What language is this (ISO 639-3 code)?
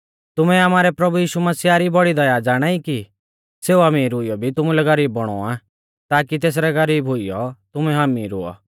bfz